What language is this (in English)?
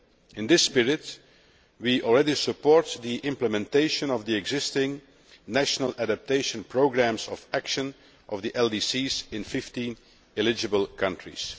English